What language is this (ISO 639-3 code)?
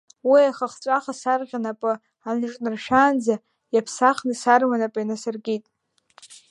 abk